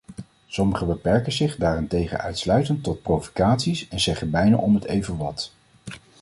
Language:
Dutch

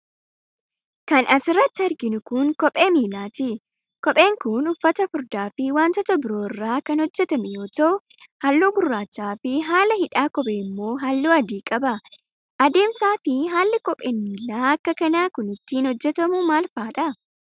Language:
Oromo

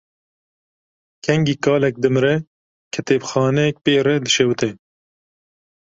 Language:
Kurdish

